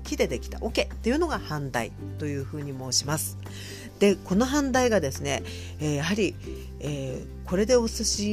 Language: Japanese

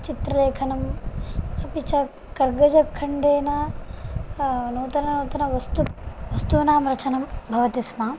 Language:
Sanskrit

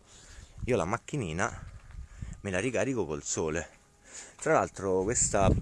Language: Italian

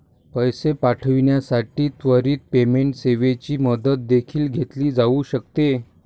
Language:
Marathi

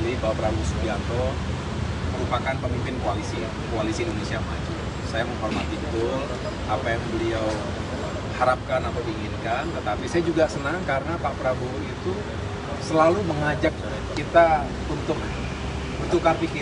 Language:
Indonesian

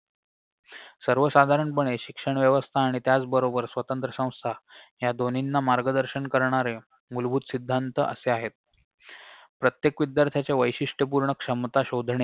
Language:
Marathi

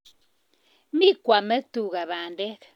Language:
Kalenjin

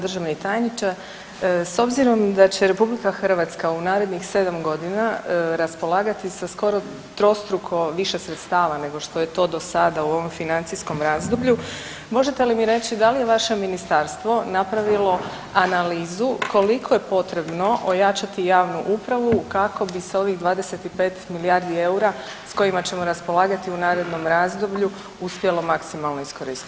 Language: Croatian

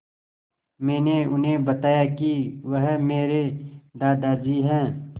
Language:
Hindi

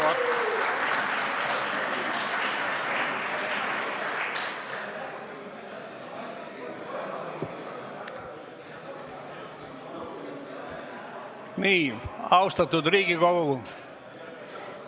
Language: Estonian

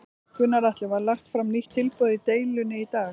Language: Icelandic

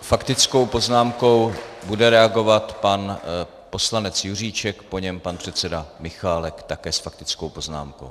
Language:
Czech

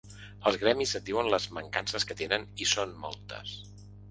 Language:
Catalan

